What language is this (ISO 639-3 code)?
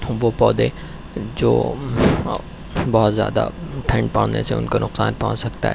urd